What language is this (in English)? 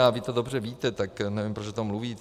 Czech